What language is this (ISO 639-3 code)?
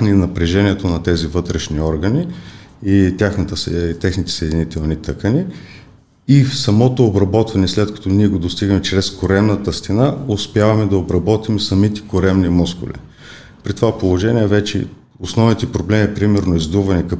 bul